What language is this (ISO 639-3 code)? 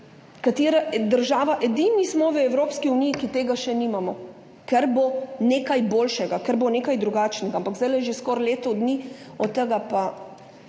slv